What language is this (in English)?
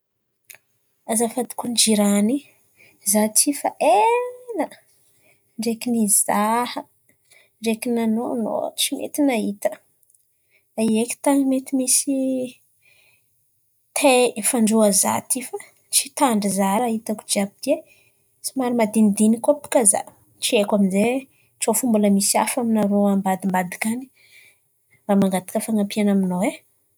Antankarana Malagasy